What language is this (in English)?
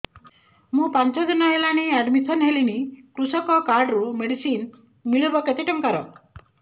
Odia